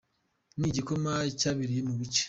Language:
Kinyarwanda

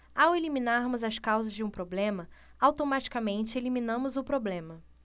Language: Portuguese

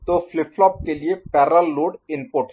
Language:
Hindi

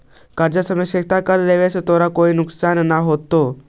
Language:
Magahi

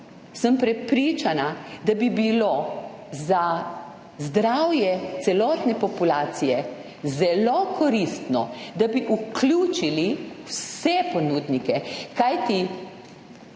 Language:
Slovenian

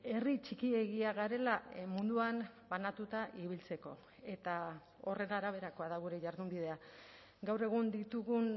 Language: Basque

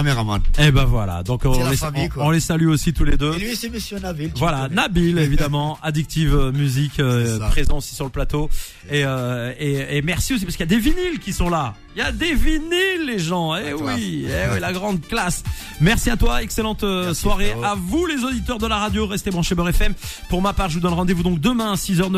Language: French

